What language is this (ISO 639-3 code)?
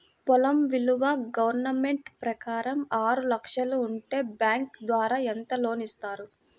tel